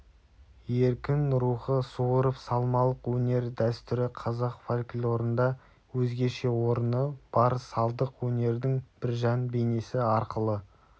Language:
Kazakh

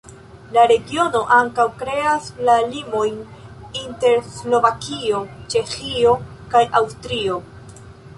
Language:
Esperanto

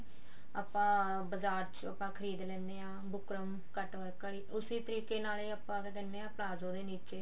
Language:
Punjabi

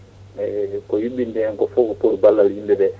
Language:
Fula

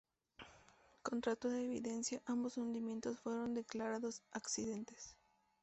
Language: Spanish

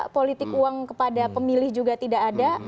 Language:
Indonesian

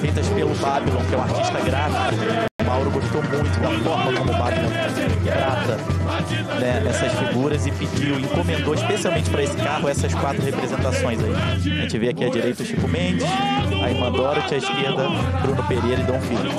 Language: Portuguese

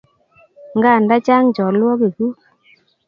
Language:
Kalenjin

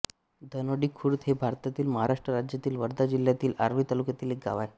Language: Marathi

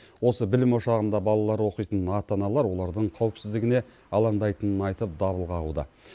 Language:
Kazakh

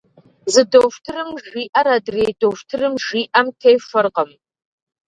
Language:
Kabardian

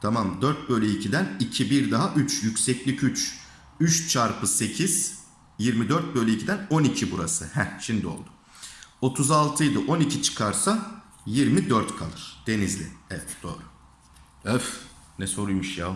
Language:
Turkish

